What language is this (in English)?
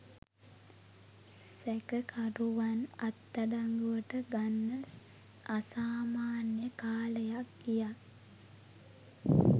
Sinhala